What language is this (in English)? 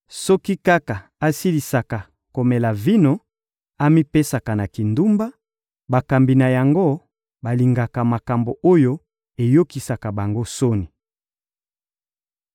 Lingala